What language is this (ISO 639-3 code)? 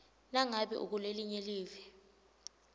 ssw